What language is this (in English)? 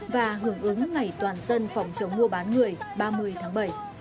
Vietnamese